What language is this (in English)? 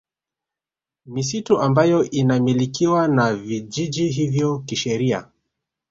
Swahili